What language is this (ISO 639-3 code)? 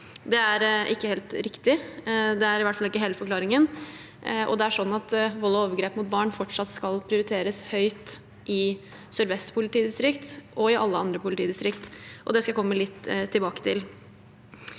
nor